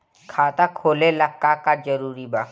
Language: Bhojpuri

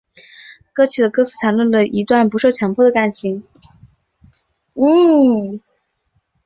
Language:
Chinese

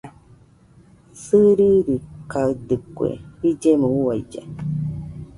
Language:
Nüpode Huitoto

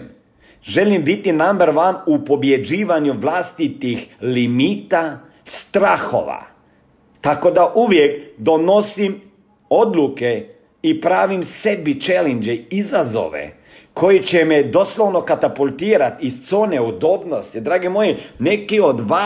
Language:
Croatian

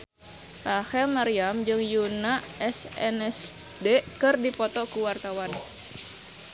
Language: Sundanese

